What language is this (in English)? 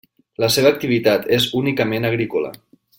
Catalan